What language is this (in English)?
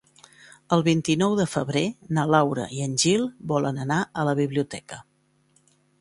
Catalan